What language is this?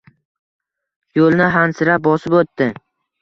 Uzbek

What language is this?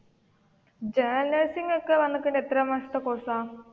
Malayalam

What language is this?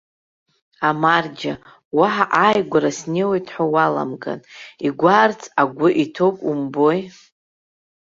Abkhazian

